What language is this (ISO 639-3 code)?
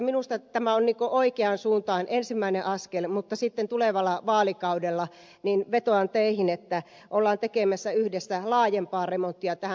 fin